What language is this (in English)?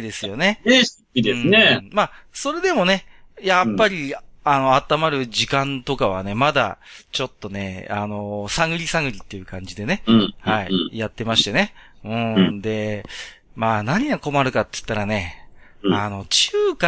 Japanese